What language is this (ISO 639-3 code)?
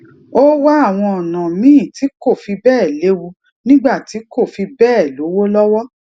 yor